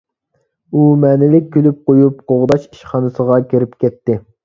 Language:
Uyghur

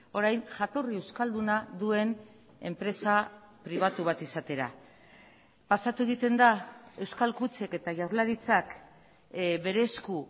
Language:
Basque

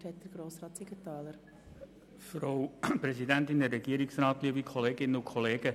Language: Swiss German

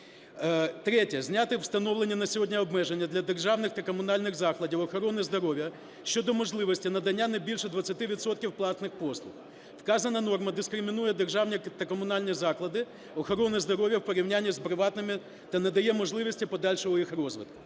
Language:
Ukrainian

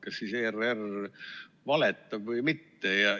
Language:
Estonian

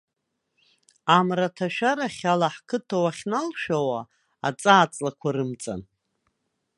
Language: Abkhazian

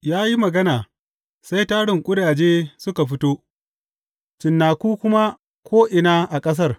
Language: Hausa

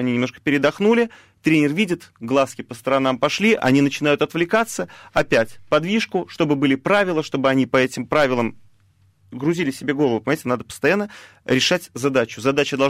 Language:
Russian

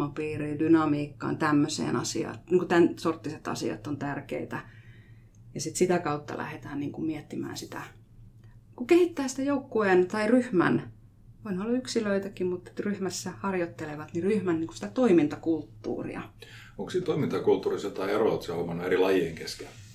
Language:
Finnish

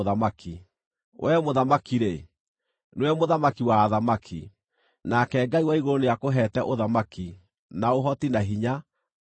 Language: Kikuyu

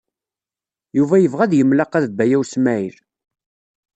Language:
Kabyle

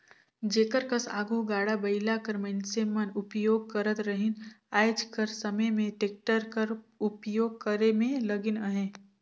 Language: Chhattisgarhi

